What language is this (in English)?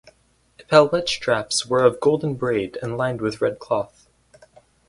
English